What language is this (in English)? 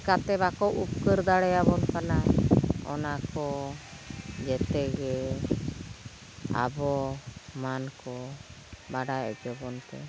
Santali